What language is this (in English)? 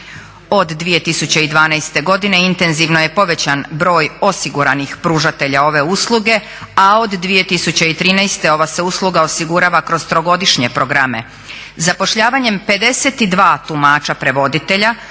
Croatian